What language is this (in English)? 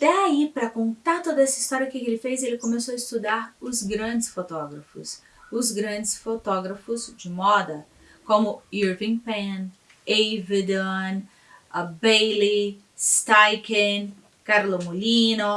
Portuguese